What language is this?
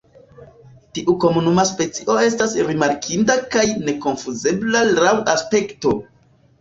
Esperanto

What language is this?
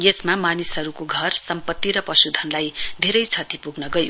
Nepali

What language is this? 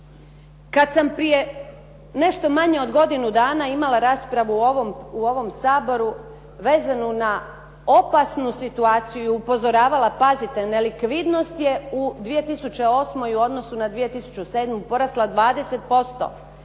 Croatian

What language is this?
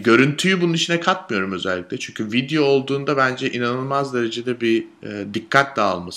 Turkish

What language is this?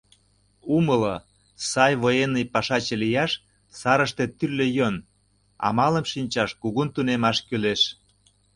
Mari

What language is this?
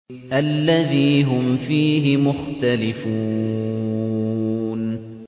Arabic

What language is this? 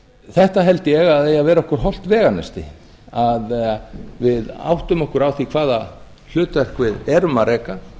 Icelandic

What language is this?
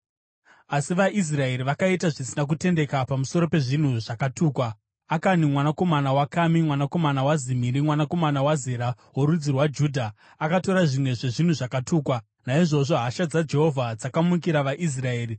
Shona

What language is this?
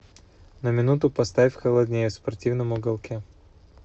Russian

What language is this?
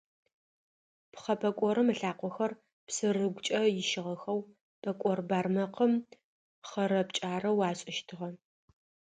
Adyghe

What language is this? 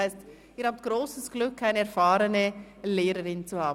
Swiss German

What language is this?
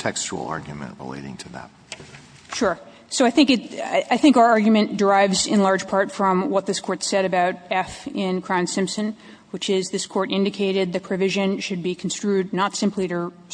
English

